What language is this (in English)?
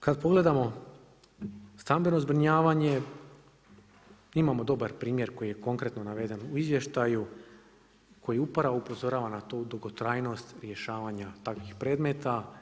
Croatian